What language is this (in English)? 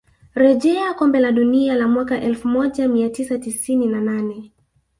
Swahili